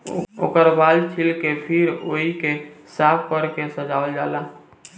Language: Bhojpuri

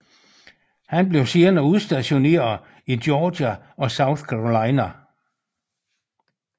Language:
Danish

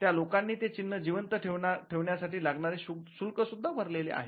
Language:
Marathi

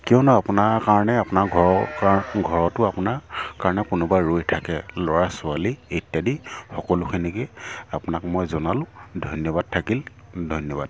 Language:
Assamese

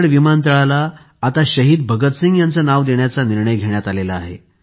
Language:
Marathi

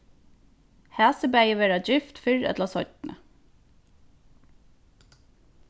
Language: Faroese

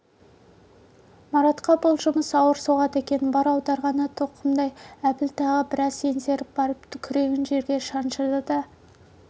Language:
Kazakh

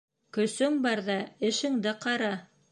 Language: Bashkir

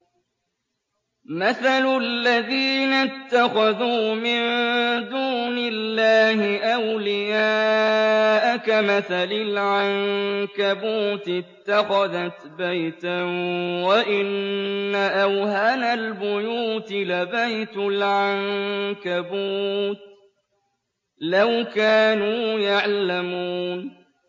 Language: Arabic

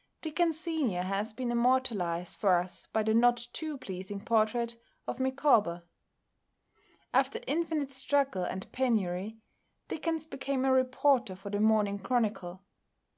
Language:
English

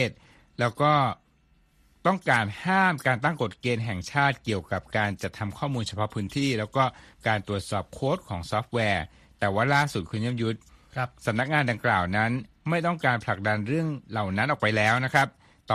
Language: Thai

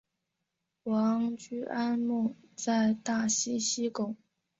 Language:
Chinese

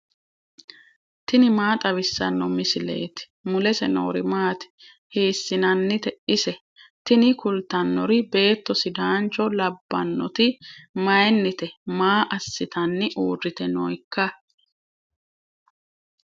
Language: Sidamo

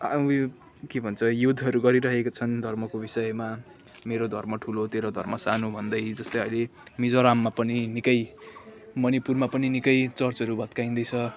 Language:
Nepali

